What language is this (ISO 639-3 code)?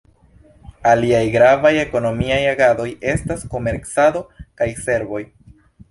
epo